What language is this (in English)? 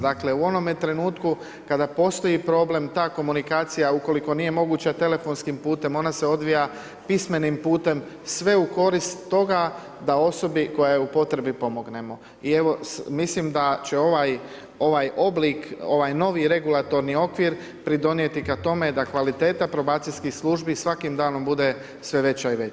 Croatian